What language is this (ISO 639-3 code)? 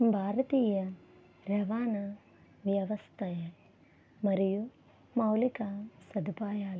tel